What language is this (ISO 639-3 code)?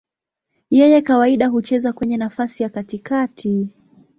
swa